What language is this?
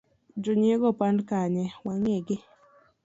Luo (Kenya and Tanzania)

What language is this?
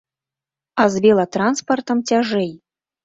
Belarusian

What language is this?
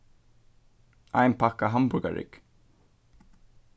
Faroese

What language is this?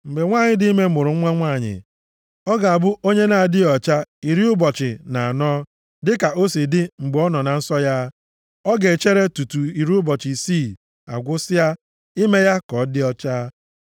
Igbo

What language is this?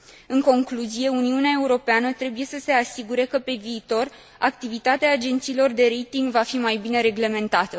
Romanian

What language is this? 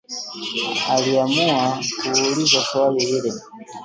Swahili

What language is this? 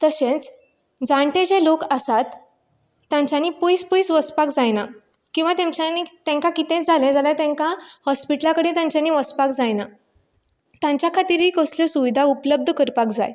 Konkani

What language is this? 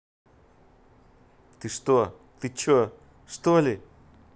Russian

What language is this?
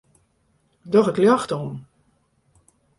Western Frisian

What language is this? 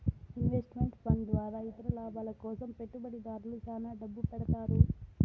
Telugu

